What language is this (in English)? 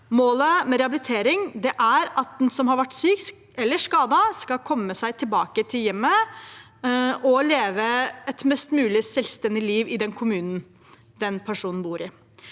Norwegian